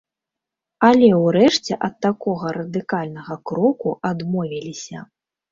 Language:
Belarusian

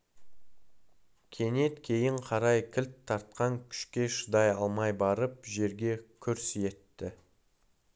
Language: Kazakh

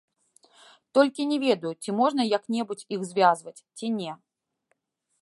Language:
Belarusian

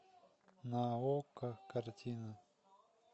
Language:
Russian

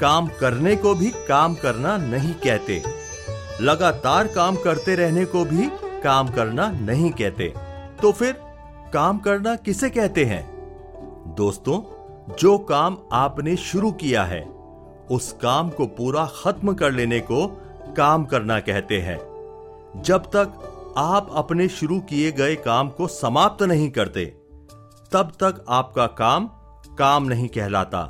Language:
Hindi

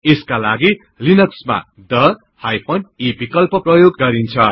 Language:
Nepali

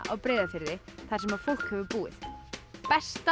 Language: Icelandic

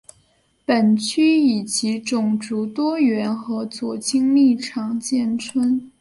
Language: Chinese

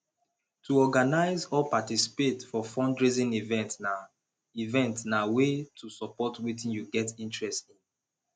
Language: Nigerian Pidgin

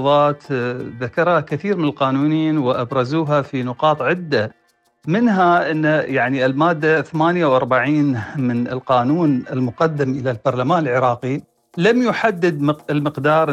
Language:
Arabic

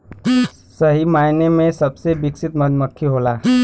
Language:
Bhojpuri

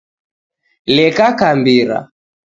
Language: Taita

